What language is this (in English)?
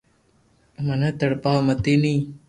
Loarki